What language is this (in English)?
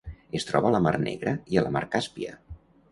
Catalan